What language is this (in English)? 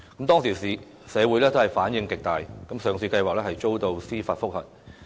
Cantonese